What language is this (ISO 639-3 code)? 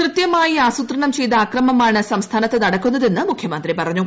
mal